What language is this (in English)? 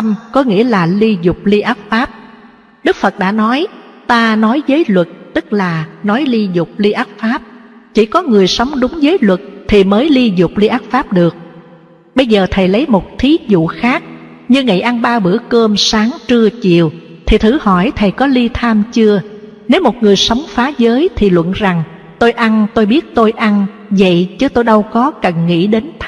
Vietnamese